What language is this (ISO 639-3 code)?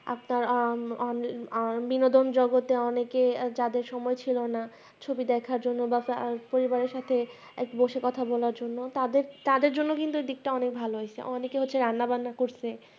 ben